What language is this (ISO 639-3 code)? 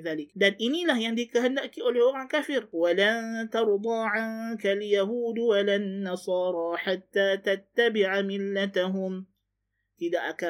msa